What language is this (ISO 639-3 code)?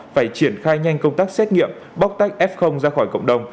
vie